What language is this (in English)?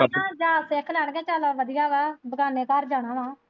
Punjabi